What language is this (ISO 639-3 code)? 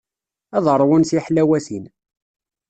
kab